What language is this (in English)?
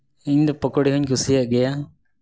Santali